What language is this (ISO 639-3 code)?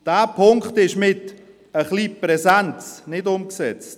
gsw